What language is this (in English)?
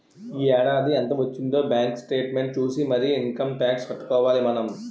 Telugu